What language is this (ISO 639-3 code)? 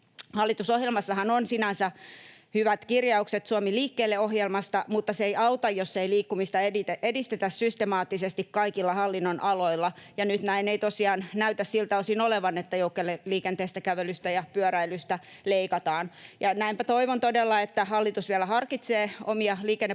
fin